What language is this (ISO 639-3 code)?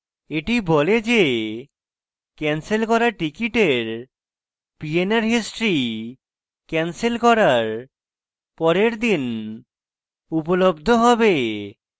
ben